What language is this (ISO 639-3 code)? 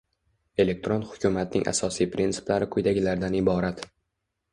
uzb